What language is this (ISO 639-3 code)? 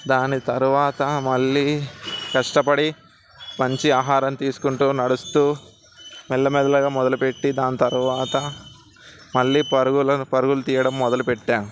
tel